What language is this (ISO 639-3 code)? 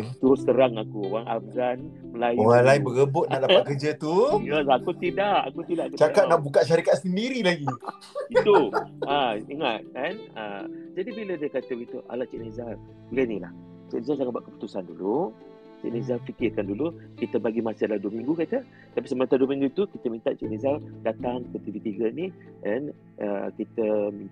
msa